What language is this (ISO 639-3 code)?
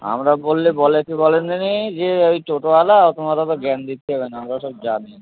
ben